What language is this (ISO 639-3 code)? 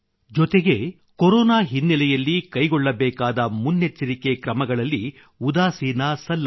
kan